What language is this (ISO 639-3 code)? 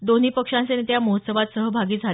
mar